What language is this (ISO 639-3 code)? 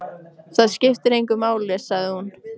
isl